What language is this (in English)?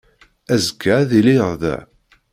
Kabyle